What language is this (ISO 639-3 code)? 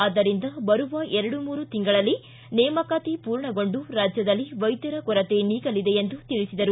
kan